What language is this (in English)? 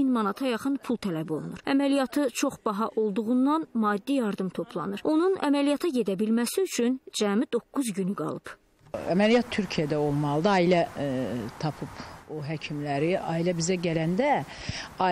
Turkish